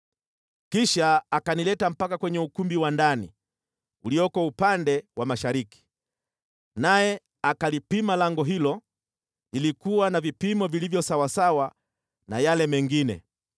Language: Swahili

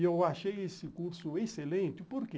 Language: Portuguese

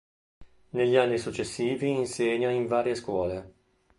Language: Italian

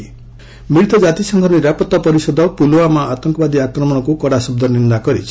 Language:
Odia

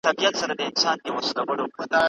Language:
Pashto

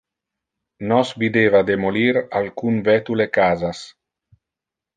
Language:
Interlingua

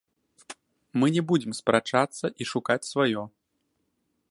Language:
Belarusian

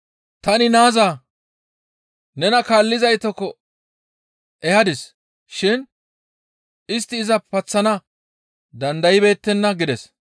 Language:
Gamo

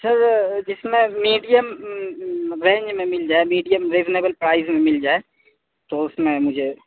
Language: Urdu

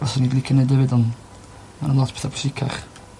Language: Welsh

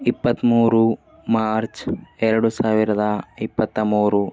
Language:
Kannada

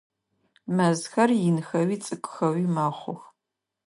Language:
Adyghe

